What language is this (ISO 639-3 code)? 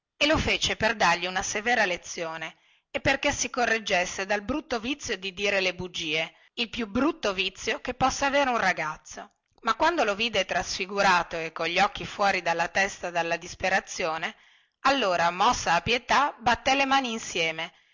ita